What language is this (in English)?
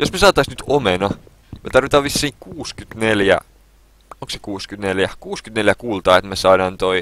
Finnish